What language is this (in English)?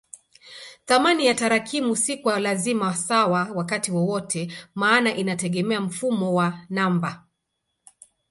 Swahili